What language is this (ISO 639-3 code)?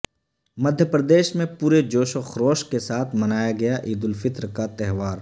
urd